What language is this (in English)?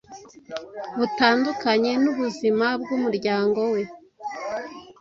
Kinyarwanda